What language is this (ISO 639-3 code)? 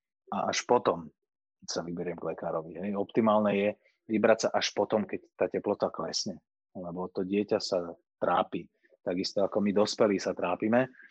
slk